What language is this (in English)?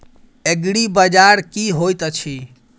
Maithili